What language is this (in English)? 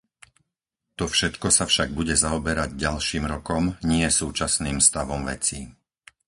Slovak